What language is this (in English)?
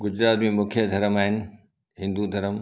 Sindhi